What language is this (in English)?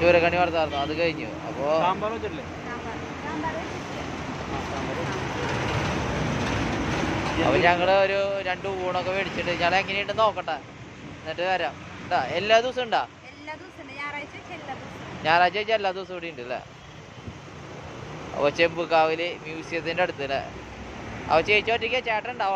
Malayalam